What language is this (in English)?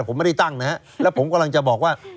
Thai